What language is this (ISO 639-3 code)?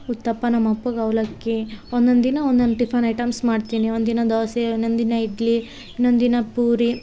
kan